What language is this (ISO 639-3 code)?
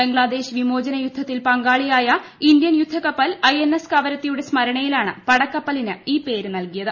mal